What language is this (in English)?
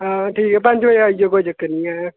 Dogri